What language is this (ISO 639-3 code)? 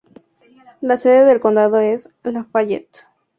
spa